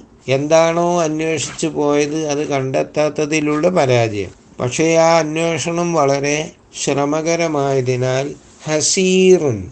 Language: Malayalam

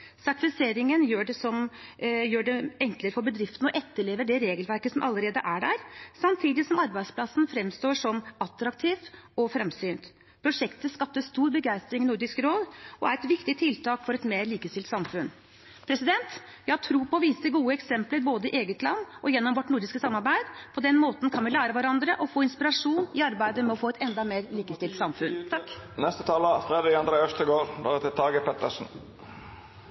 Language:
Norwegian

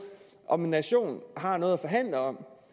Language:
Danish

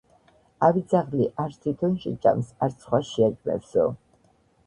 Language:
Georgian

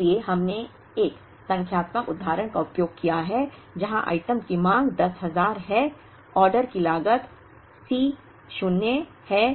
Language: Hindi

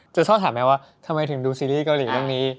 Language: Thai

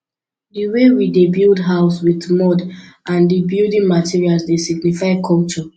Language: Nigerian Pidgin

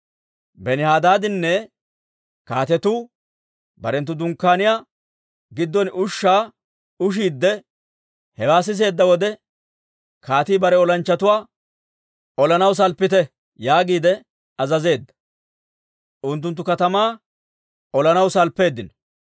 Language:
Dawro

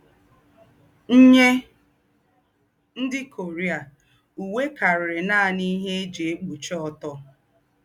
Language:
Igbo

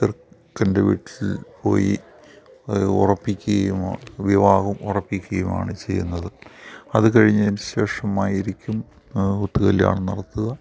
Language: Malayalam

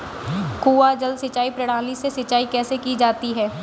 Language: Hindi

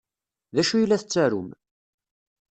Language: Kabyle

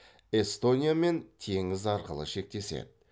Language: Kazakh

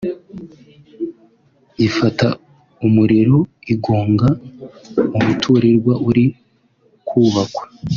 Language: Kinyarwanda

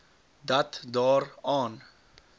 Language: Afrikaans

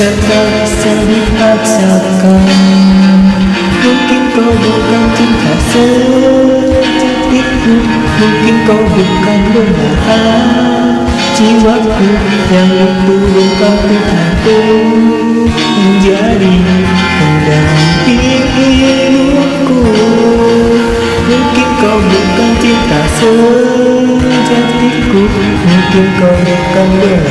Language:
Indonesian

